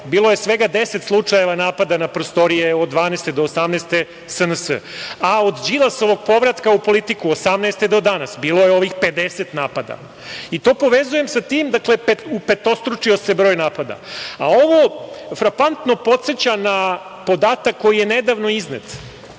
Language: Serbian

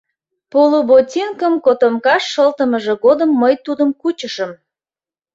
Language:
Mari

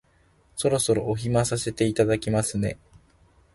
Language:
Japanese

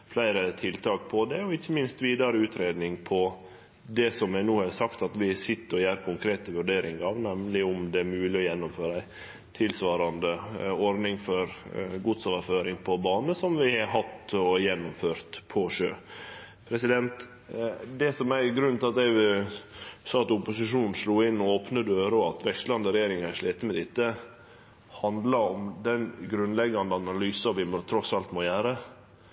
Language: Norwegian Nynorsk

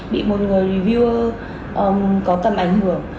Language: Vietnamese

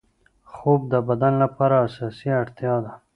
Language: Pashto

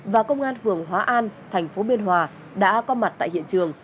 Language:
Vietnamese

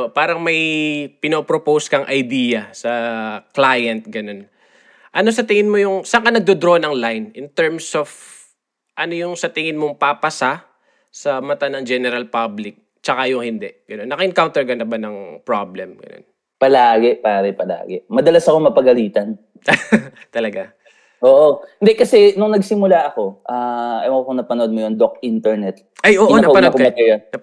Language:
Filipino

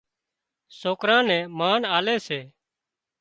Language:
Wadiyara Koli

